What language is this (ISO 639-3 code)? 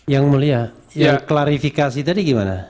ind